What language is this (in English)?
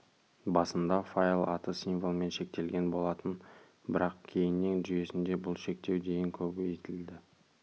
Kazakh